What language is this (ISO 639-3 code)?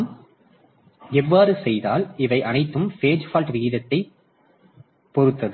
tam